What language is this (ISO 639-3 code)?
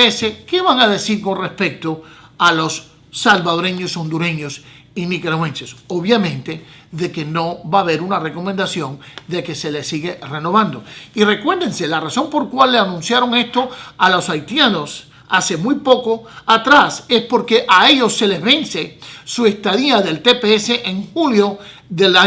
spa